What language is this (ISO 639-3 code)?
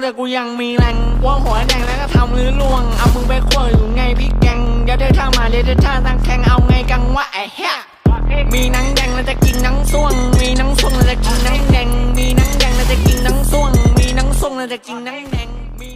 tha